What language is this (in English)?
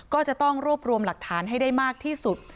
Thai